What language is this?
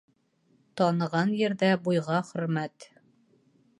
Bashkir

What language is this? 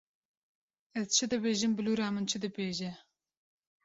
Kurdish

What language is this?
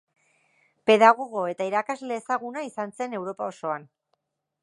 Basque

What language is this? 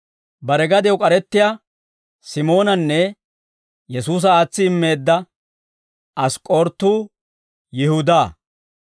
Dawro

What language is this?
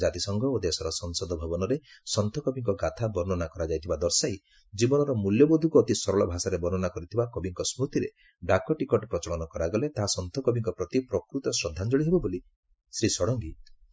Odia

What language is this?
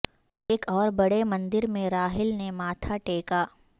Urdu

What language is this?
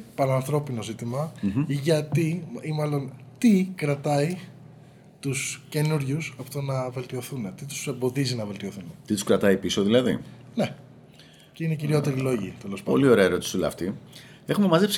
Greek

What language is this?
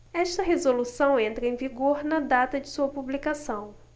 Portuguese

